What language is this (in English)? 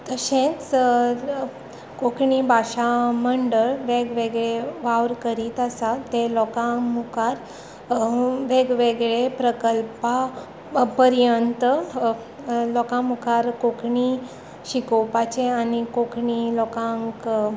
Konkani